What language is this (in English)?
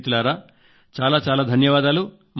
Telugu